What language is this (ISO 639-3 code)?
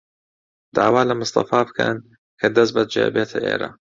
ckb